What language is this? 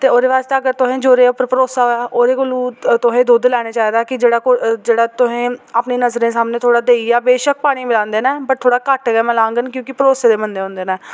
Dogri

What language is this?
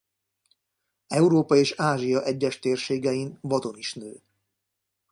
Hungarian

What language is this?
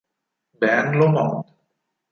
Italian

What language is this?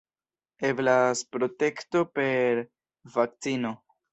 Esperanto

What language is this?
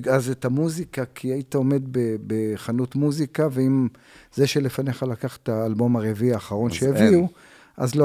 Hebrew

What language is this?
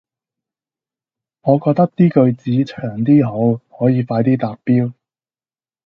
Cantonese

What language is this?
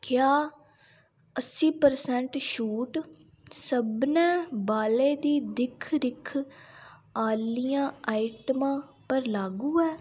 Dogri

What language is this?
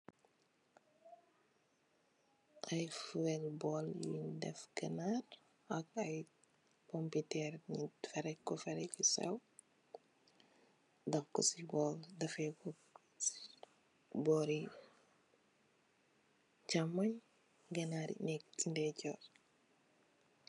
Wolof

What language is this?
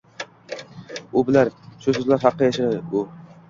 Uzbek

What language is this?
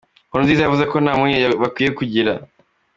Kinyarwanda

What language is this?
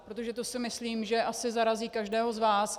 Czech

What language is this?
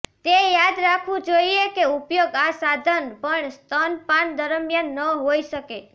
Gujarati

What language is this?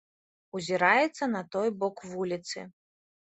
Belarusian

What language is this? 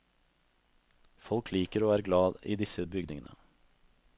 Norwegian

